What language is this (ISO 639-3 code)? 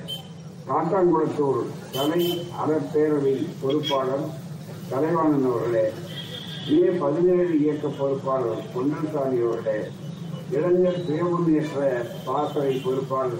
tam